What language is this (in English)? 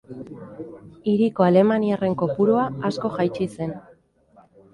Basque